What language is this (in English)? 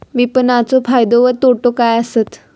Marathi